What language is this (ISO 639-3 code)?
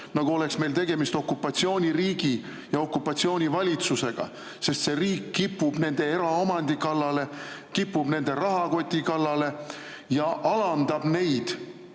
est